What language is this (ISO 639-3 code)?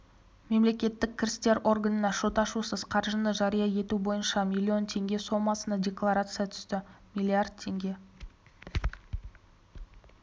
kaz